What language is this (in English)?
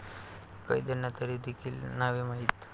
Marathi